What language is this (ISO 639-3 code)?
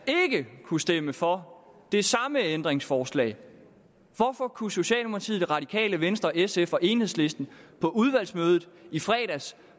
dan